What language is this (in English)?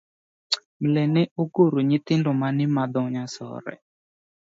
Luo (Kenya and Tanzania)